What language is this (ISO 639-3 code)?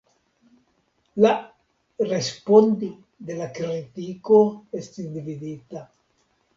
epo